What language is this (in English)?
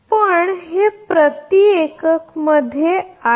Marathi